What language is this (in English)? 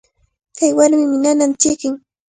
Cajatambo North Lima Quechua